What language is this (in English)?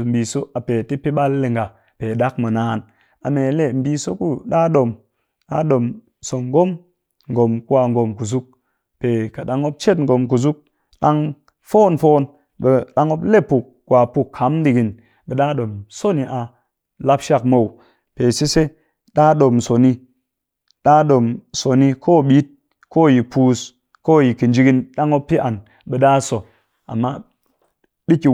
Cakfem-Mushere